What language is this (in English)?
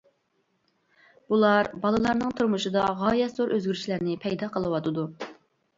Uyghur